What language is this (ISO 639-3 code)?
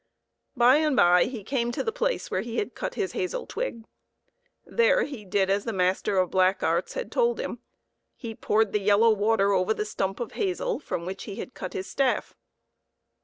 eng